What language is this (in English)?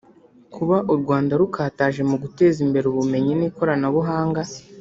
Kinyarwanda